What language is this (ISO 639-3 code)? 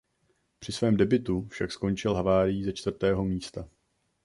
ces